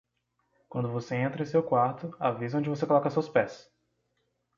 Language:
Portuguese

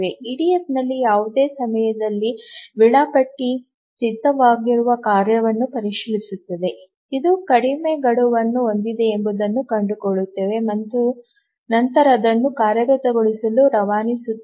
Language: Kannada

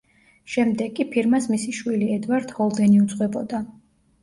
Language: Georgian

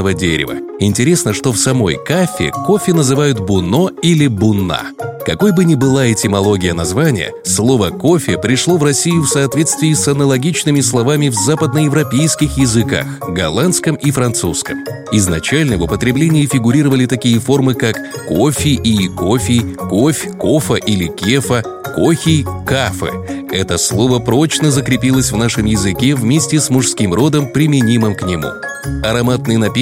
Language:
Russian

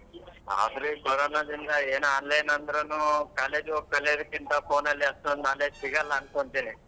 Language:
Kannada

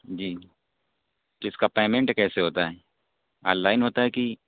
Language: Urdu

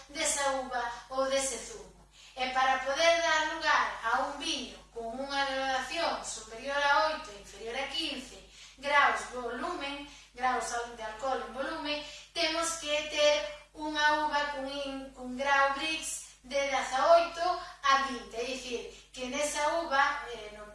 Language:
Spanish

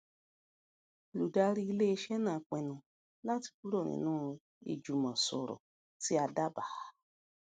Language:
Yoruba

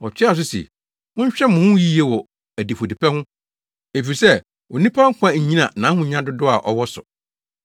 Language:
Akan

